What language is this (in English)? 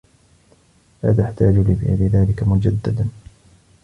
Arabic